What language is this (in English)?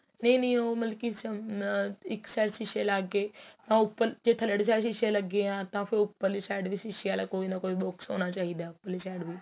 Punjabi